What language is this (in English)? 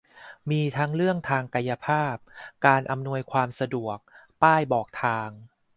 Thai